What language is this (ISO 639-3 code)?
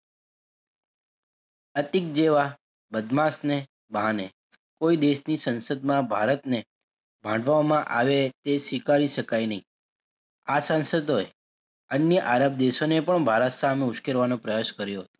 guj